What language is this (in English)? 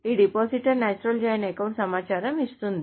Telugu